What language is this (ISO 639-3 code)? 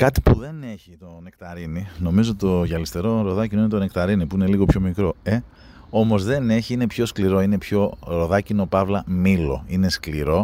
ell